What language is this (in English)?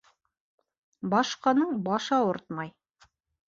Bashkir